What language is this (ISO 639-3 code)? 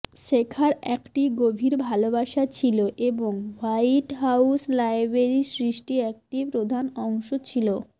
ben